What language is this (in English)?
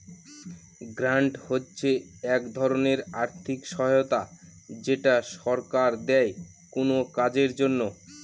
Bangla